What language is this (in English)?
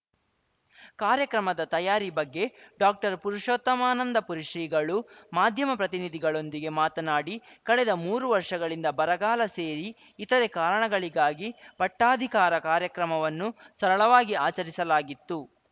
Kannada